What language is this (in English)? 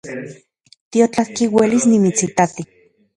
Central Puebla Nahuatl